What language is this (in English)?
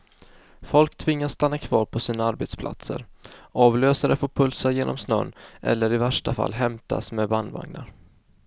Swedish